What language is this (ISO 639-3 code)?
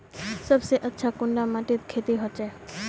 mag